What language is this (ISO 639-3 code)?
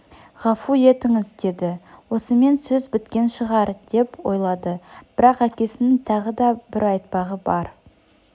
kaz